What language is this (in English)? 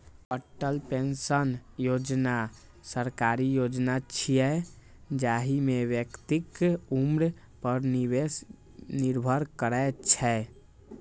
Maithili